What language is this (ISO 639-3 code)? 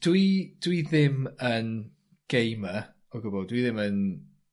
cym